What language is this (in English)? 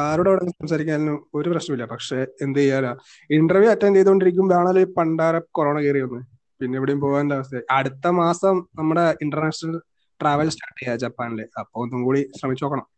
Malayalam